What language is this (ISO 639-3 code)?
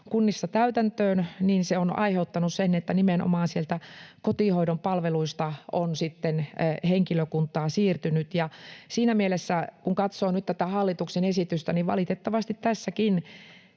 fin